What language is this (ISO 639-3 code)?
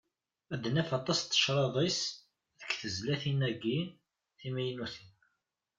kab